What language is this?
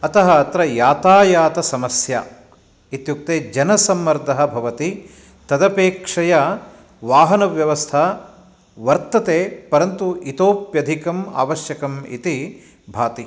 Sanskrit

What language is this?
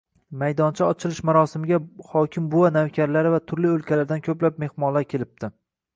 Uzbek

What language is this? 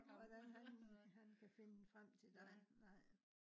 Danish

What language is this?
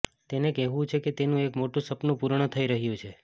Gujarati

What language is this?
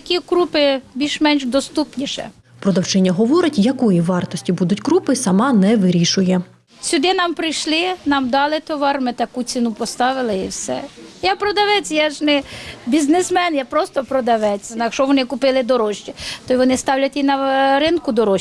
Ukrainian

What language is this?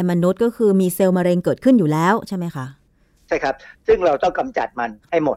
Thai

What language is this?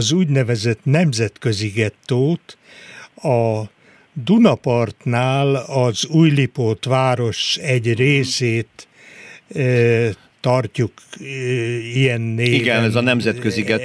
Hungarian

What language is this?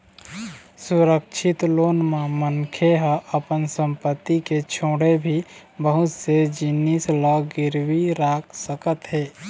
Chhattisgarhi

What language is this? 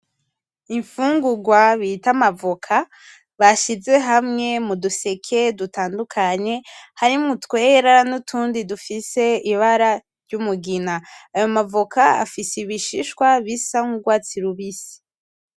Rundi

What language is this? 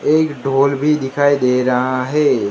Hindi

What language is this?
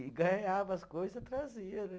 Portuguese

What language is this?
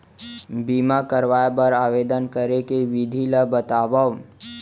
Chhattisgarhi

